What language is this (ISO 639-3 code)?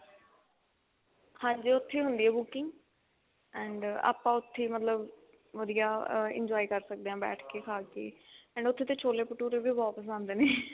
pan